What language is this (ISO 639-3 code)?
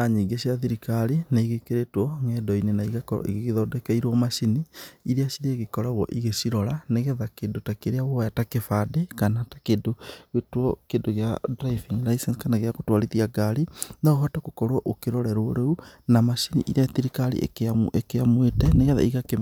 kik